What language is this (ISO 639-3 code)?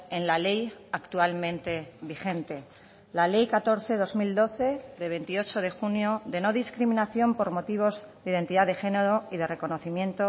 spa